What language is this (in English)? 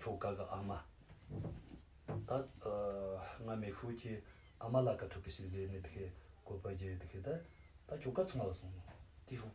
Romanian